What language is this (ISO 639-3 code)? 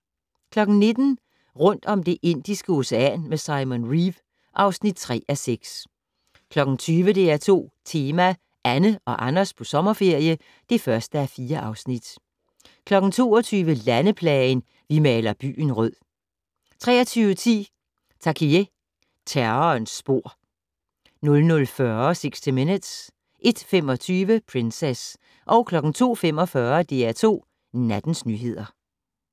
dan